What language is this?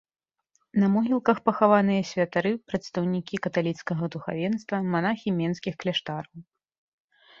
Belarusian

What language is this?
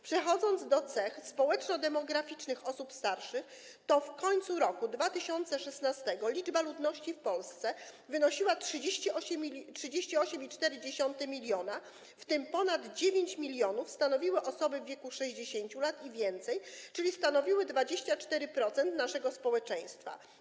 Polish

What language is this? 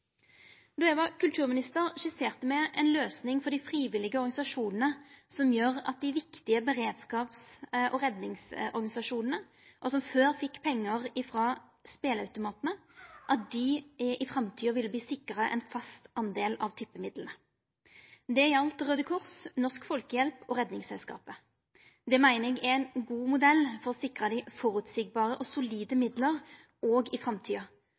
Norwegian Nynorsk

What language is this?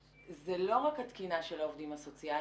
Hebrew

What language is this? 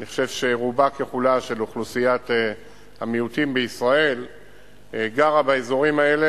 Hebrew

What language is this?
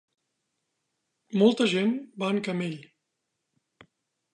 Catalan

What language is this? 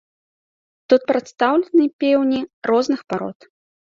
Belarusian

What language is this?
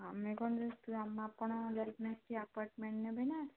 Odia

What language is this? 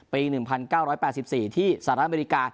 Thai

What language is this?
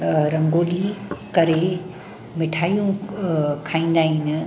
Sindhi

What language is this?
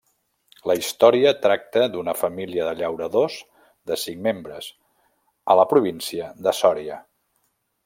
Catalan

